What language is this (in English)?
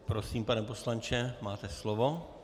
Czech